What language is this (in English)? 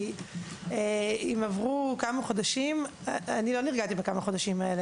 Hebrew